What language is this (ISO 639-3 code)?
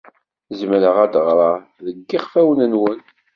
kab